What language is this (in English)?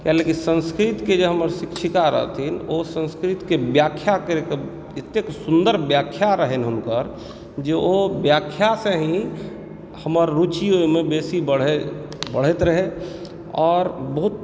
Maithili